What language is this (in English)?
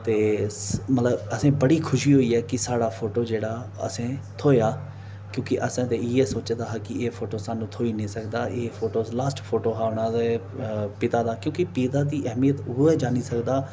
Dogri